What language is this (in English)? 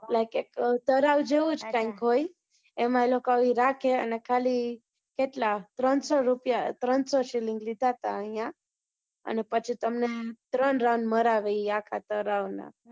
Gujarati